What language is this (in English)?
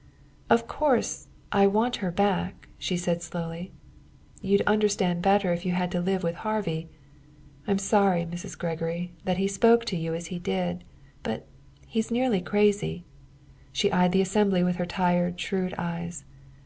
English